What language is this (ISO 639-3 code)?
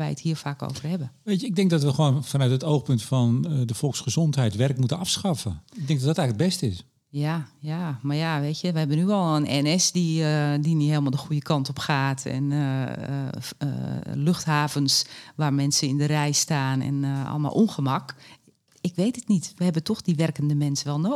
nld